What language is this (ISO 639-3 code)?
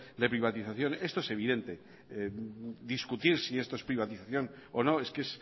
spa